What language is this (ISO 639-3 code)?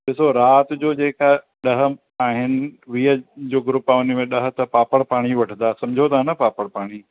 snd